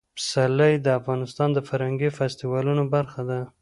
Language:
Pashto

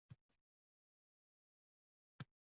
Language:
Uzbek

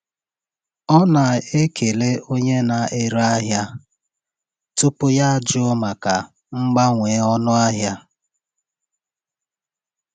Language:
Igbo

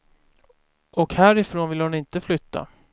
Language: Swedish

